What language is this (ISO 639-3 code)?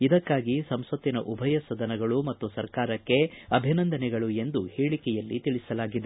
kan